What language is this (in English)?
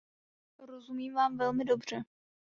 Czech